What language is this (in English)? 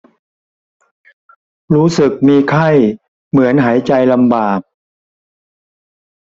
Thai